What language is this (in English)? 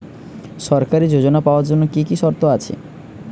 Bangla